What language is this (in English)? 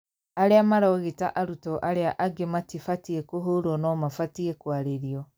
Kikuyu